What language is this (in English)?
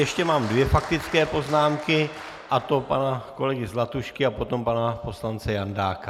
Czech